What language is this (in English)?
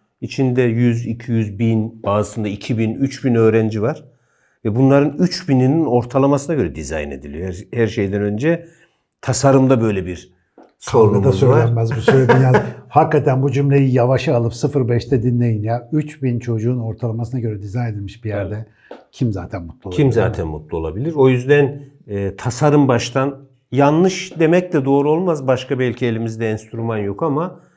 Turkish